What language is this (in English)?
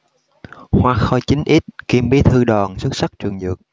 Vietnamese